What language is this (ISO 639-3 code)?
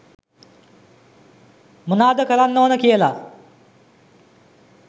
sin